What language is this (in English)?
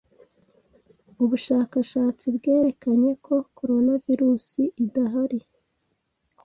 Kinyarwanda